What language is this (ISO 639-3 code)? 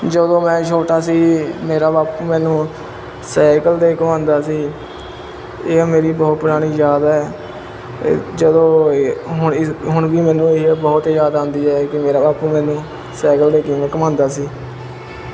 pan